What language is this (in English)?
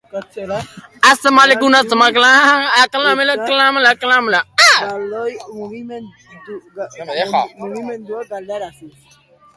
Basque